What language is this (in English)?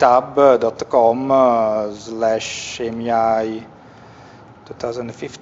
English